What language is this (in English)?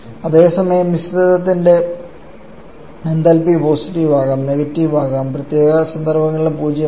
Malayalam